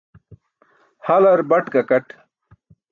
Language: Burushaski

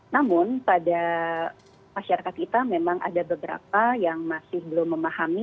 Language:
Indonesian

